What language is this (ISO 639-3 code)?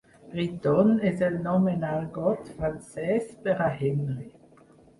cat